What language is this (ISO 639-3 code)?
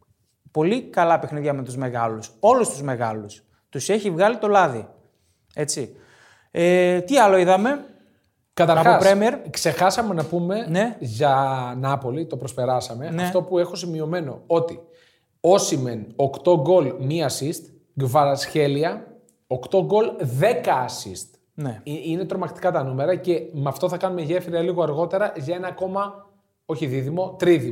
ell